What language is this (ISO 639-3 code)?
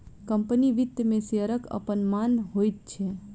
mai